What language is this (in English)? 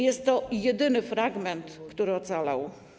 Polish